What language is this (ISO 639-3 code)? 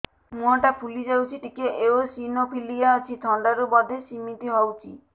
ori